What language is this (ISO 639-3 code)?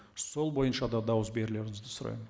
kaz